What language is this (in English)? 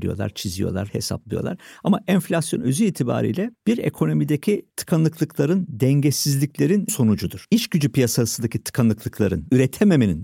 Turkish